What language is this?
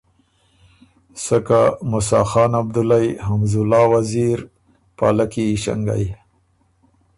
Ormuri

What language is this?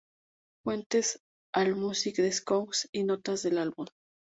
Spanish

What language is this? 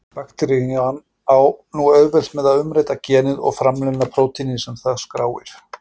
Icelandic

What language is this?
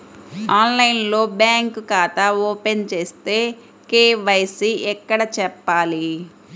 Telugu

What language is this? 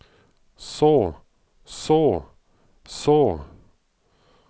Norwegian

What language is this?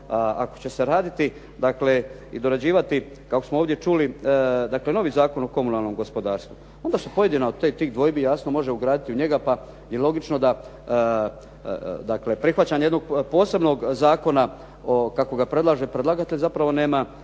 Croatian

